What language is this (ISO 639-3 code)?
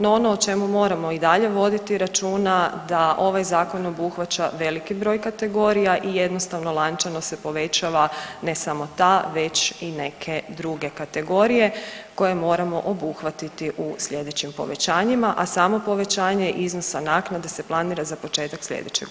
hrv